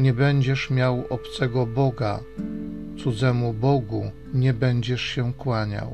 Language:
Polish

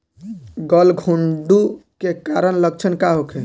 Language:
Bhojpuri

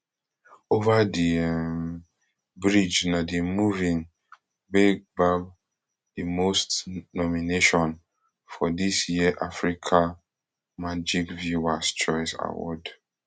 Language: Nigerian Pidgin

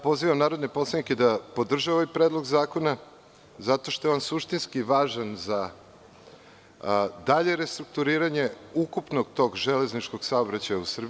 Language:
Serbian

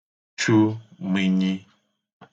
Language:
Igbo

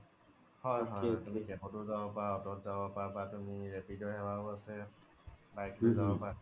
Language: Assamese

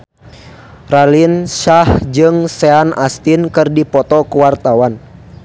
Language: Sundanese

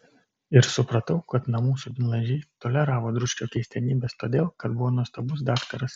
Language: Lithuanian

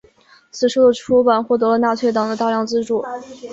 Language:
Chinese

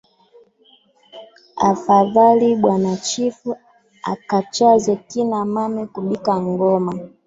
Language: Swahili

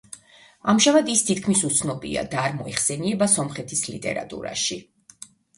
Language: Georgian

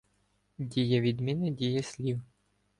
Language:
Ukrainian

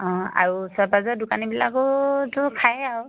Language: Assamese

